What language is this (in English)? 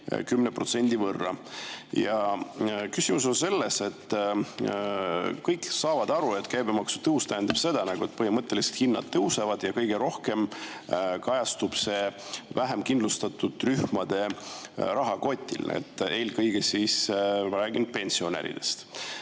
Estonian